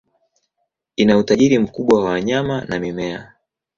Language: Swahili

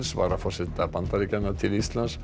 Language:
Icelandic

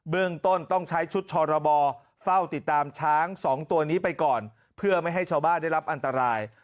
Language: Thai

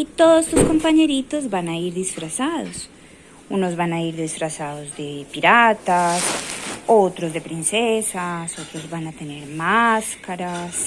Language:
Spanish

